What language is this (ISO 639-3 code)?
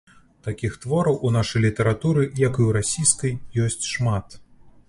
bel